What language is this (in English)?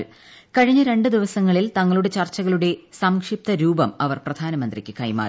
Malayalam